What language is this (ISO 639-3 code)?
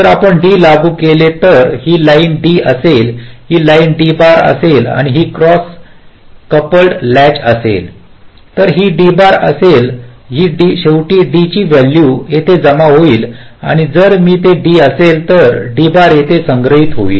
mar